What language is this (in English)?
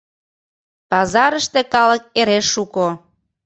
Mari